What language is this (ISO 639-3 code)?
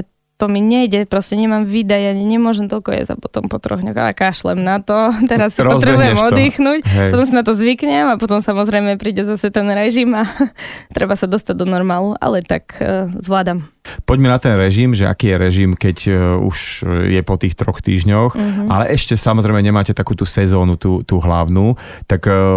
slk